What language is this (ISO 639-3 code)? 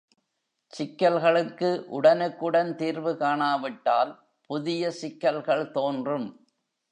tam